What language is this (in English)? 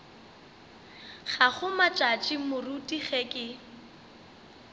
Northern Sotho